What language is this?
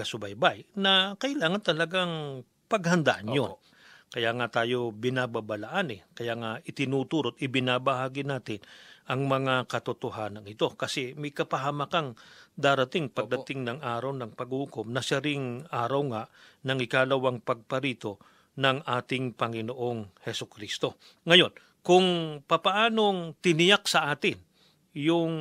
Filipino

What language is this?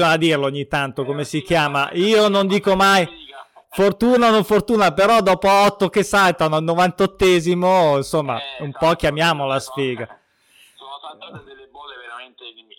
Italian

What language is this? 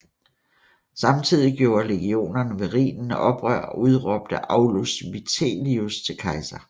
Danish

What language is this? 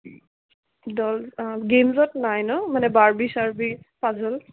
Assamese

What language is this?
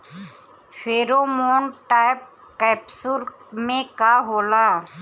Bhojpuri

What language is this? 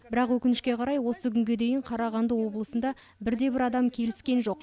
Kazakh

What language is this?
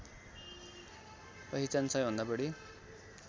Nepali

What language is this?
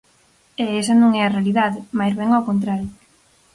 Galician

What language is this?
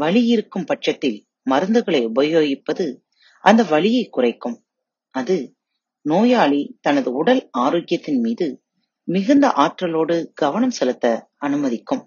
Tamil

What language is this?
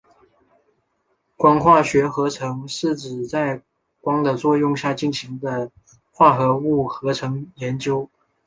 Chinese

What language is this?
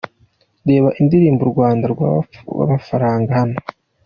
Kinyarwanda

